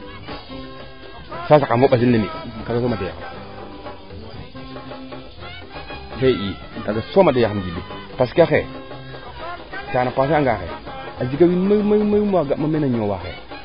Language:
Serer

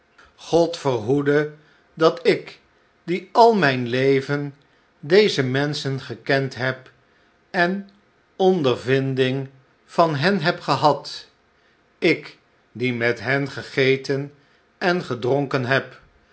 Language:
Dutch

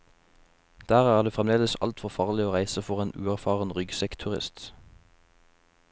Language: Norwegian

